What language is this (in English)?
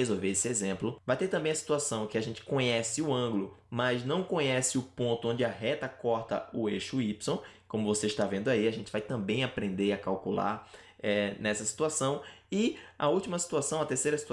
Portuguese